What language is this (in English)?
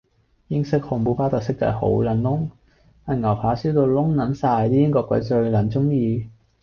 Cantonese